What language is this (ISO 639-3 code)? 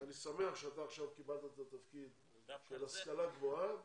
heb